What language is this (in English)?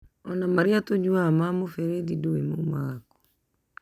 Kikuyu